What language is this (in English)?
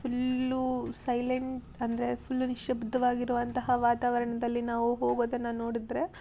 Kannada